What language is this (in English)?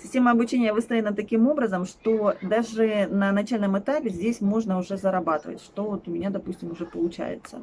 Russian